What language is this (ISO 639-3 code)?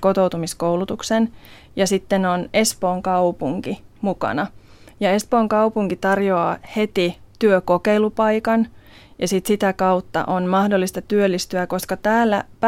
fin